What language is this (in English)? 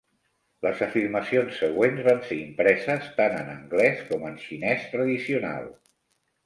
Catalan